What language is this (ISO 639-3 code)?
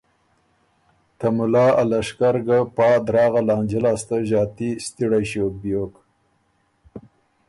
oru